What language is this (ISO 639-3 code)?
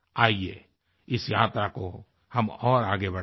hin